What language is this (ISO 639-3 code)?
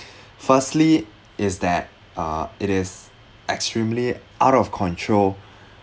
eng